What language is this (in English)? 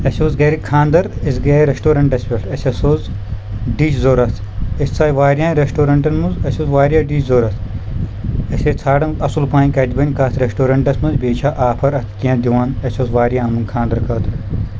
Kashmiri